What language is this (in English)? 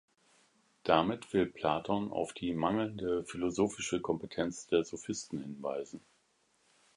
German